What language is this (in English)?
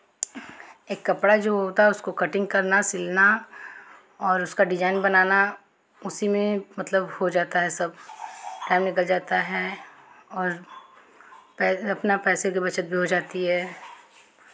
Hindi